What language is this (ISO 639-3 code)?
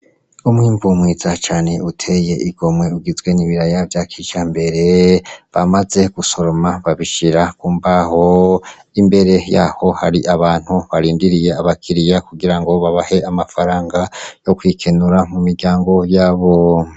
run